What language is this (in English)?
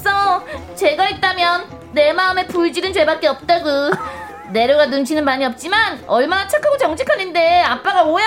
Korean